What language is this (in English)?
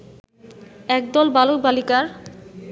Bangla